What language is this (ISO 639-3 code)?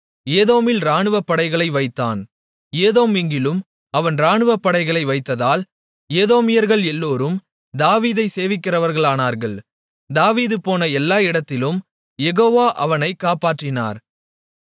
tam